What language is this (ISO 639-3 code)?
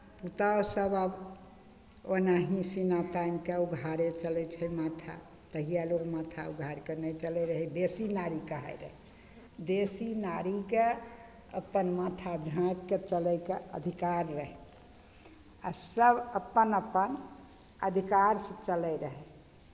mai